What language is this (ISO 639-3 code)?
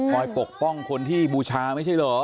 tha